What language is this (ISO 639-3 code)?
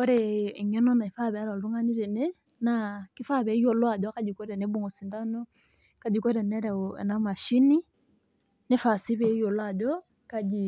mas